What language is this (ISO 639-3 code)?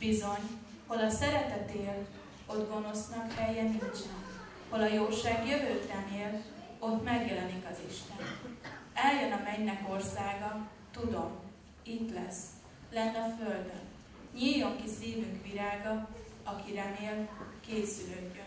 hun